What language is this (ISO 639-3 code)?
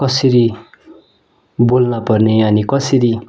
nep